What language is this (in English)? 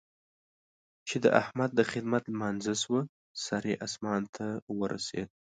Pashto